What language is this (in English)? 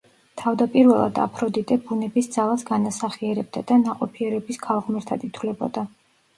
Georgian